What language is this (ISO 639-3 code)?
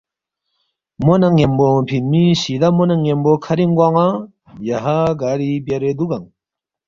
bft